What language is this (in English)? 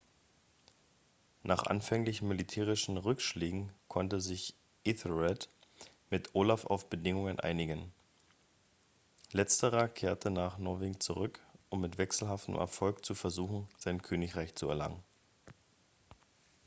German